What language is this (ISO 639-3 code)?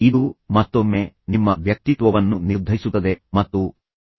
kan